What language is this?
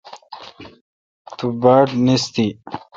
Kalkoti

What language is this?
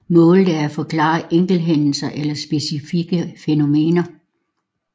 Danish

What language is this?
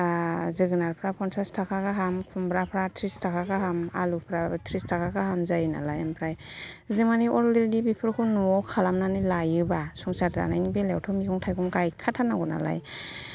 Bodo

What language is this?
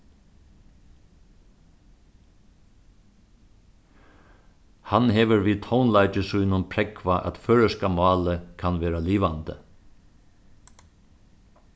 Faroese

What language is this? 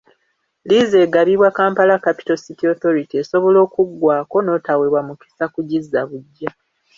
Ganda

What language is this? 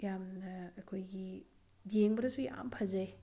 Manipuri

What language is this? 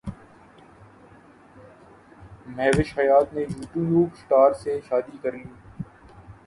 Urdu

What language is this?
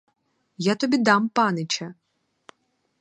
Ukrainian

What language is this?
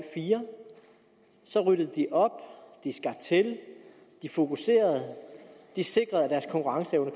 Danish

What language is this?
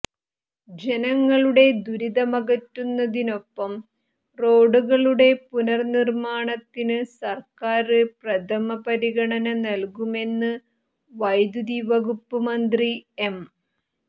Malayalam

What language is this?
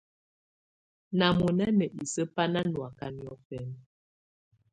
Tunen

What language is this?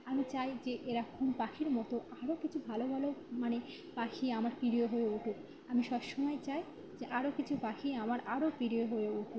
Bangla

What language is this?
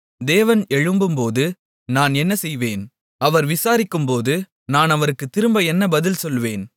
Tamil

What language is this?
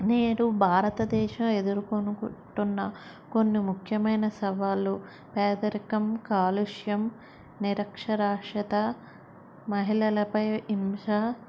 Telugu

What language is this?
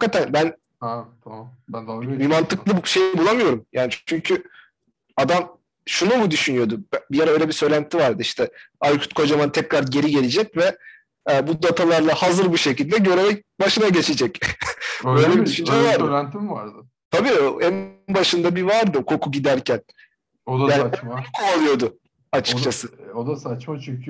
Turkish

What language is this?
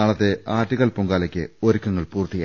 Malayalam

